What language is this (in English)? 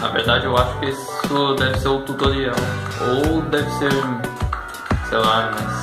Portuguese